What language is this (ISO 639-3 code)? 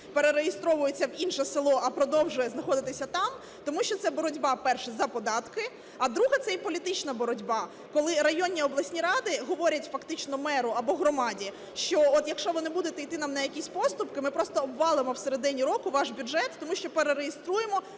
ukr